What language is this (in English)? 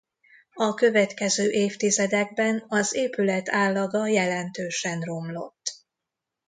Hungarian